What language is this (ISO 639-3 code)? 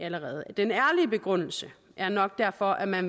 dan